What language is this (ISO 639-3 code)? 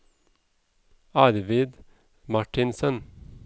nor